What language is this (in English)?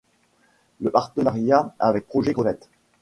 French